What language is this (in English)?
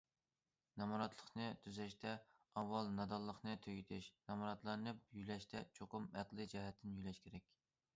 Uyghur